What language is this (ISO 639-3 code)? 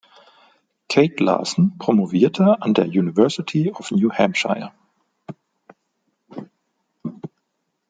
deu